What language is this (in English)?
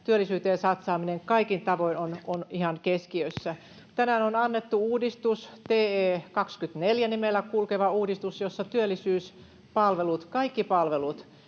Finnish